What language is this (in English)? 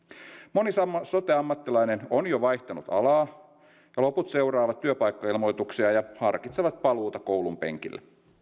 Finnish